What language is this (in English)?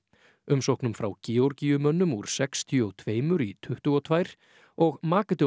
Icelandic